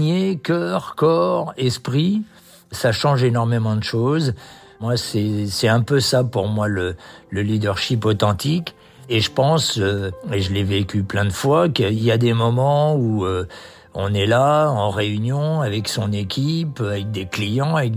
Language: French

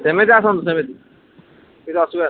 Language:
Odia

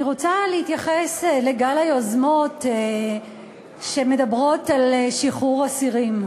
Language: Hebrew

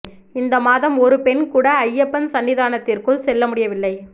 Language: Tamil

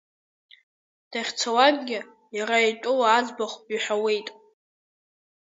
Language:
Abkhazian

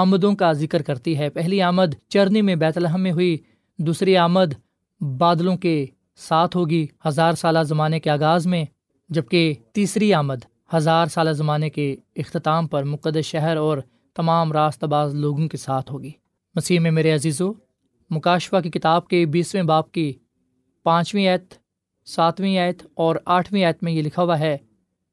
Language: Urdu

